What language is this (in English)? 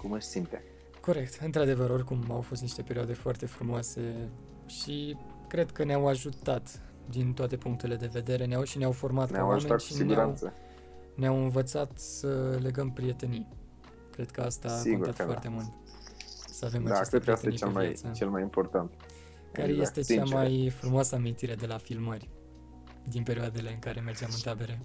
Romanian